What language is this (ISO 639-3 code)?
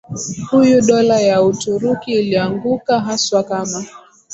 swa